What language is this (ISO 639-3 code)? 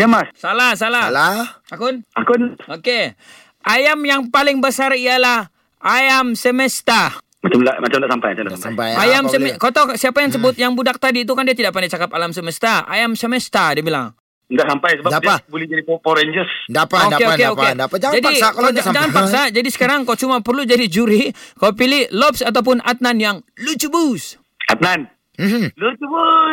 msa